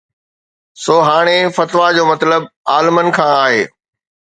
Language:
Sindhi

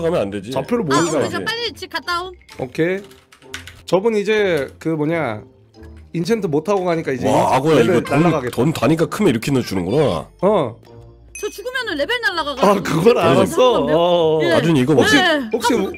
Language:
Korean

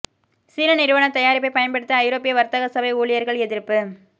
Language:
Tamil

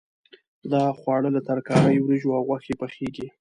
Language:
Pashto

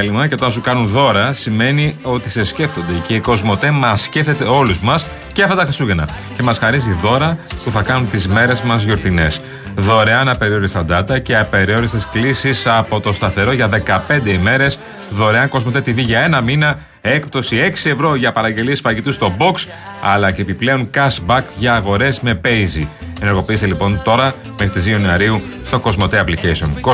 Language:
Greek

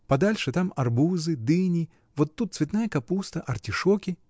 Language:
Russian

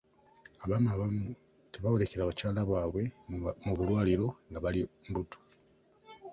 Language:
Ganda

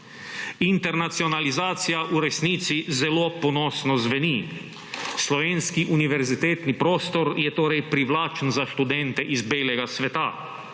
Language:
Slovenian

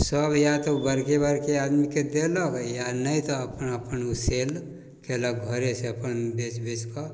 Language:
Maithili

